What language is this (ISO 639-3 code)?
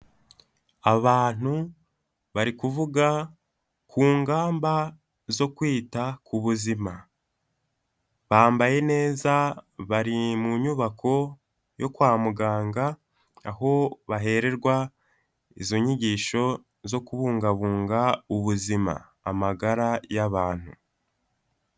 kin